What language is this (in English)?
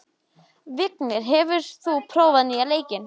Icelandic